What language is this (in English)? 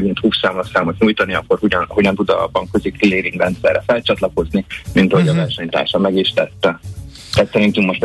Hungarian